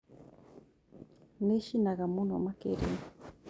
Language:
Kikuyu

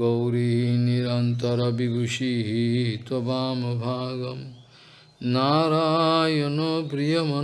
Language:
Portuguese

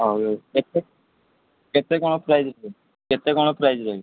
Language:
Odia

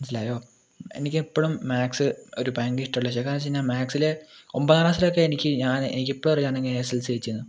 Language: Malayalam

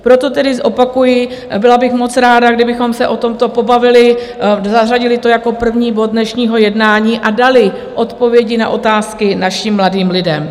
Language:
Czech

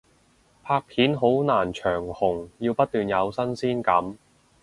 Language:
Cantonese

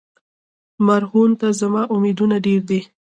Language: Pashto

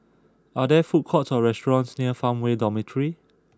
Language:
English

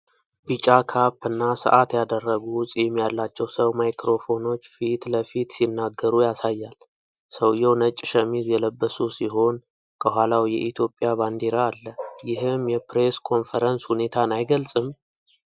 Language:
Amharic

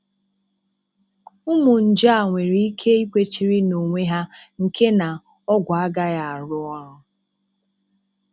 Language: Igbo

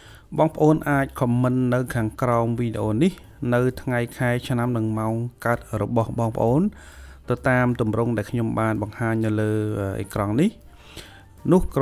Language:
Thai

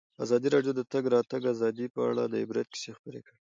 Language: Pashto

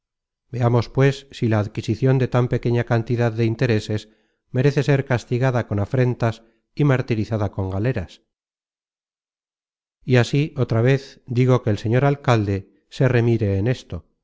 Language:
Spanish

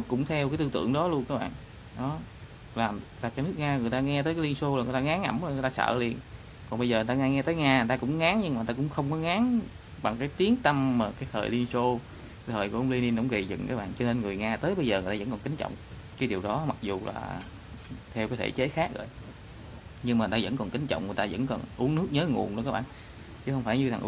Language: Vietnamese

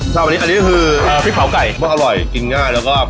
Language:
Thai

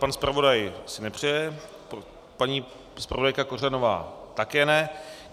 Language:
Czech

